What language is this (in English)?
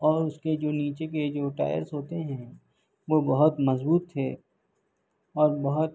Urdu